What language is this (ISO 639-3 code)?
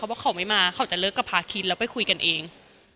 tha